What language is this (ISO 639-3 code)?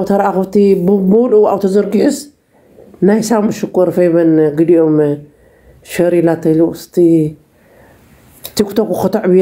ara